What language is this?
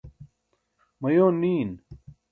Burushaski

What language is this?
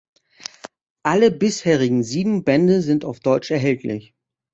German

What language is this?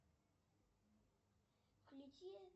Russian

